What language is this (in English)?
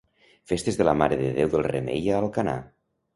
Catalan